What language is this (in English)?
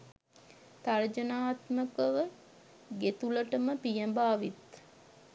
Sinhala